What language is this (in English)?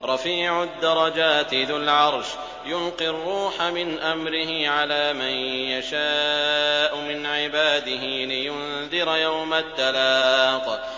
Arabic